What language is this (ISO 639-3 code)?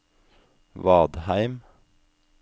nor